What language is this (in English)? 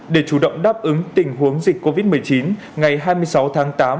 Vietnamese